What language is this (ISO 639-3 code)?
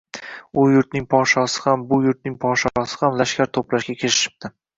uzb